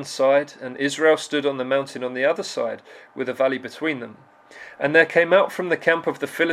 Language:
English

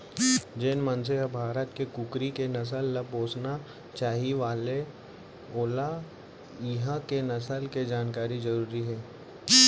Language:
Chhattisgarhi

